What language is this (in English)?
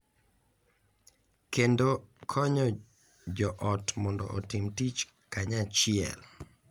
Luo (Kenya and Tanzania)